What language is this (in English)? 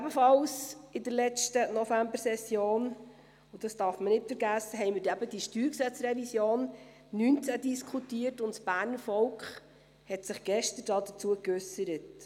Swiss German